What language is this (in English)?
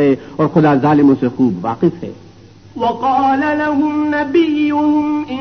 Urdu